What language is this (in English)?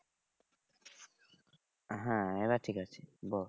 Bangla